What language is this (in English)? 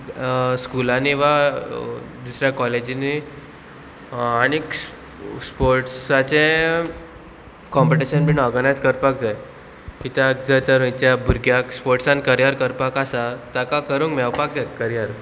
Konkani